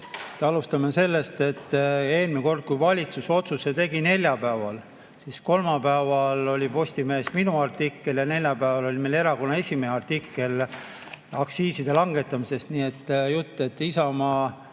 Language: Estonian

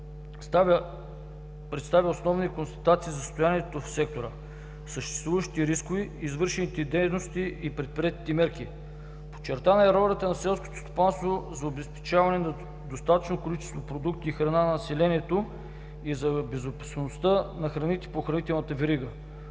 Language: Bulgarian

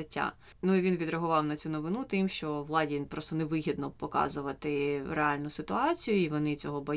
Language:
Ukrainian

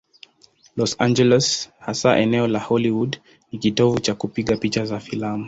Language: Swahili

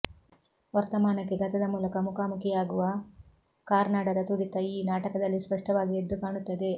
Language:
Kannada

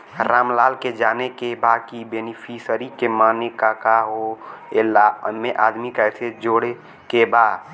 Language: Bhojpuri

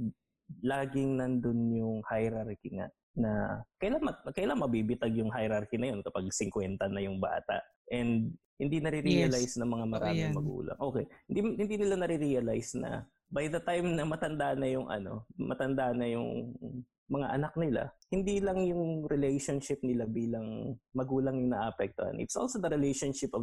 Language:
Filipino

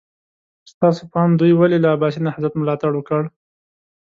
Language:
Pashto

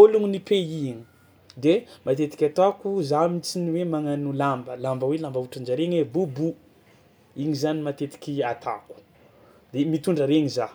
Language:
Tsimihety Malagasy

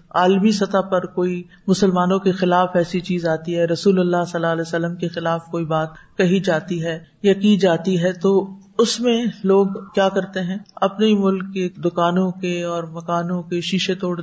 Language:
Urdu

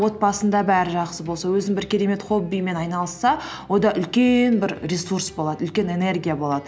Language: Kazakh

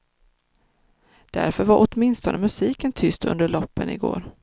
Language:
Swedish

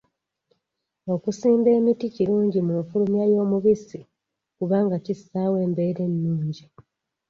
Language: Ganda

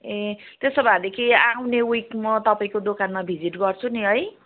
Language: Nepali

